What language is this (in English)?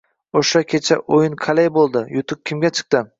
Uzbek